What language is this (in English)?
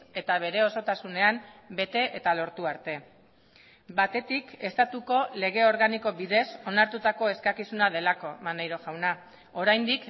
Basque